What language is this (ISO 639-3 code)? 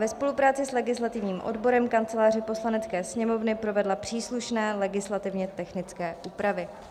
ces